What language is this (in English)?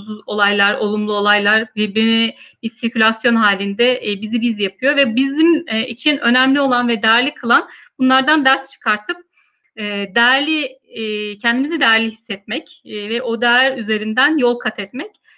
Turkish